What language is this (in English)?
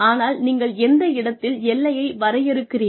Tamil